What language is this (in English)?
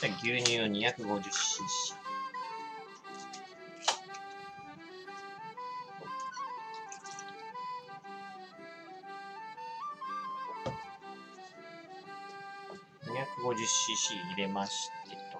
Japanese